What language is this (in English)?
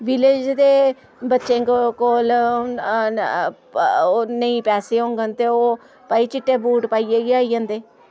Dogri